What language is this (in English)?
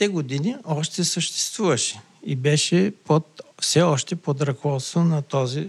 Bulgarian